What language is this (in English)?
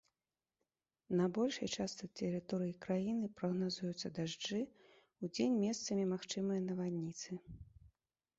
Belarusian